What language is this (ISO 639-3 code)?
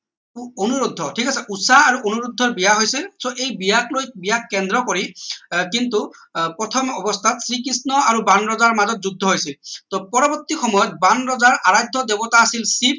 asm